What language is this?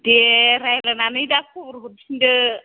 Bodo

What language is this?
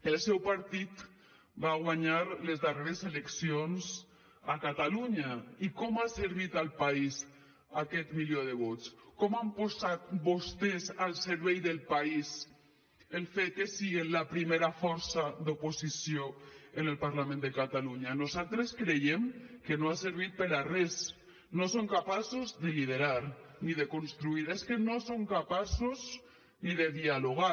Catalan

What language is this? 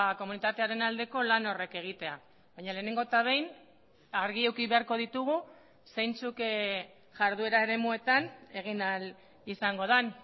Basque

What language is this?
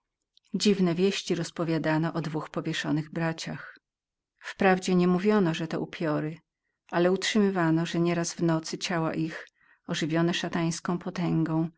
Polish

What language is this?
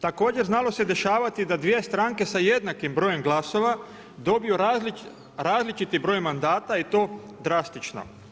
Croatian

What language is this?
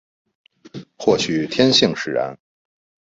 Chinese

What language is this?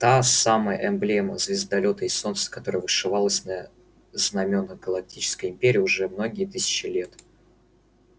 Russian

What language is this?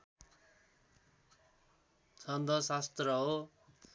Nepali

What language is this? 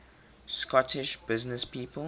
English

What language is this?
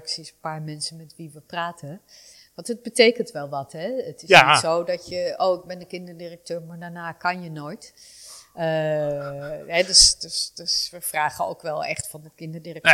Dutch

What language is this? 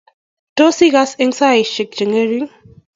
Kalenjin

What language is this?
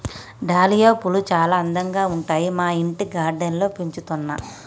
Telugu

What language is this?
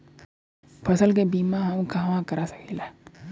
Bhojpuri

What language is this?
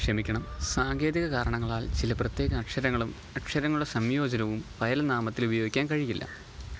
Malayalam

